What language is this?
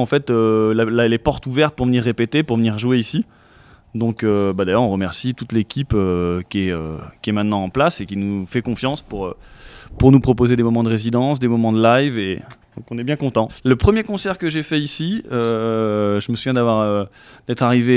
French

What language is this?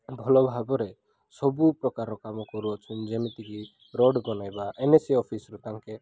Odia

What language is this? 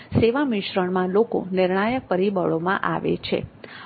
Gujarati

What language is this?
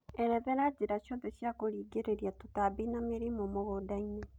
Kikuyu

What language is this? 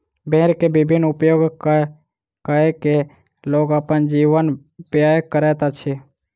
Maithili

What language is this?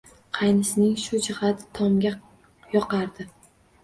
Uzbek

